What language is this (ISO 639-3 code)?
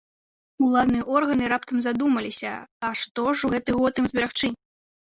bel